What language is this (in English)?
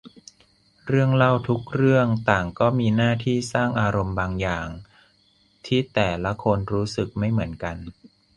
Thai